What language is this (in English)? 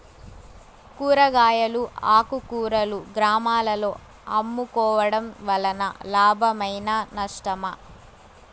Telugu